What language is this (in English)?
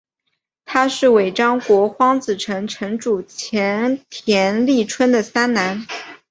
Chinese